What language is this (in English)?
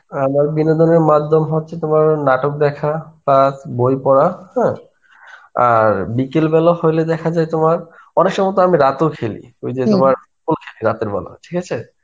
Bangla